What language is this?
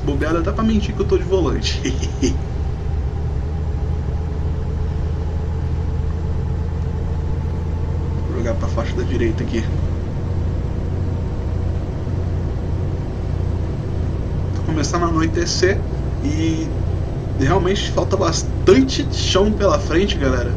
Portuguese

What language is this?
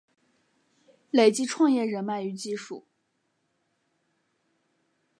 Chinese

